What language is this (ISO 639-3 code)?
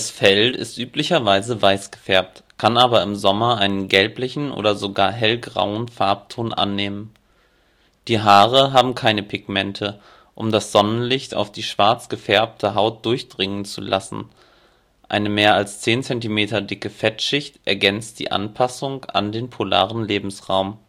deu